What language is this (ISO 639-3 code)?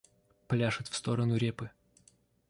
rus